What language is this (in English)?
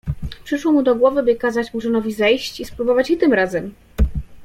Polish